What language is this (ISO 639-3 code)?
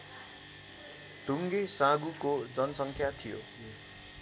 nep